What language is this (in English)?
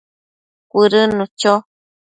Matsés